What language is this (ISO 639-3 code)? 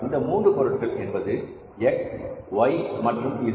tam